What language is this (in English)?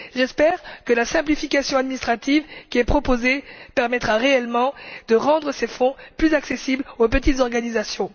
French